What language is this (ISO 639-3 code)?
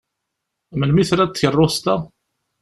kab